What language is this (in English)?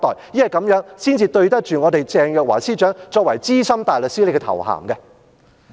Cantonese